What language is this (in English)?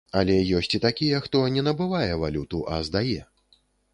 Belarusian